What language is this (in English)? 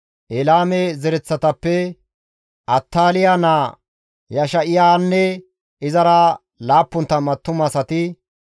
Gamo